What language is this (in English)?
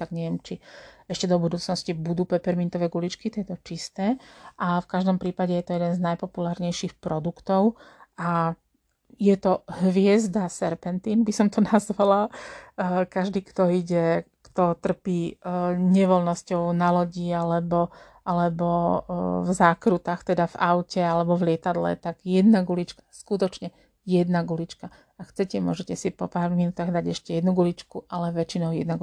Slovak